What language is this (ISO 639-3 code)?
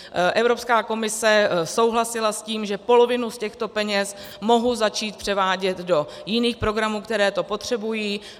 ces